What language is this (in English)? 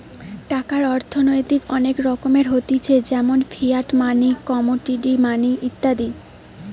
Bangla